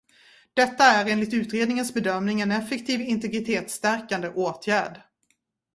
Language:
Swedish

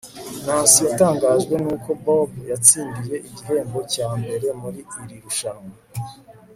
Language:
Kinyarwanda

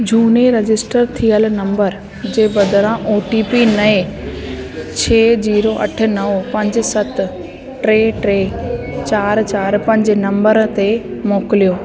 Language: Sindhi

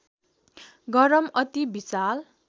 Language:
Nepali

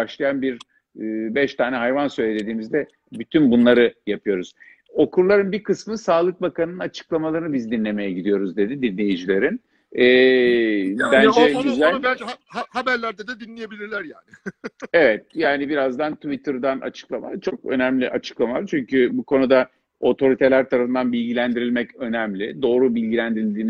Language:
Turkish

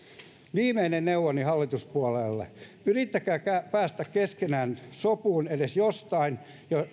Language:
Finnish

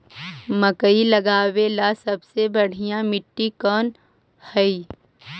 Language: Magahi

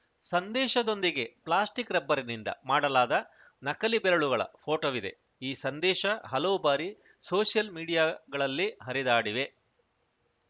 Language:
Kannada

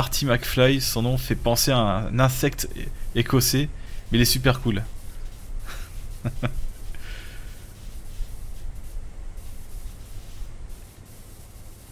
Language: French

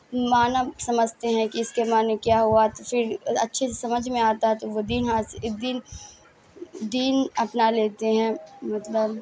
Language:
Urdu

